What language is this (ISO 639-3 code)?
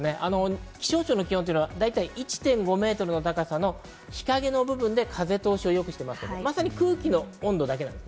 jpn